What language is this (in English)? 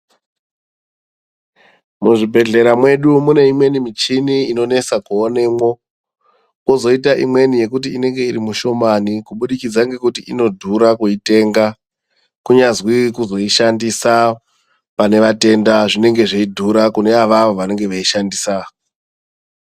Ndau